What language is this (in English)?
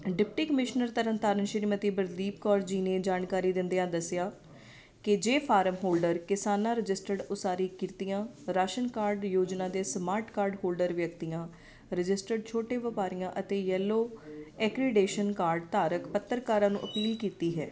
Punjabi